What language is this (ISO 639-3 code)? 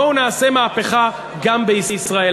heb